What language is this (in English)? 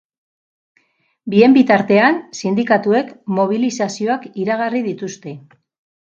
Basque